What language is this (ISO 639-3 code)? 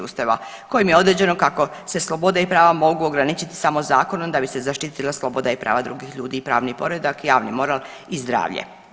hrv